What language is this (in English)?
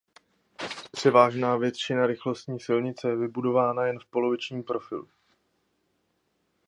Czech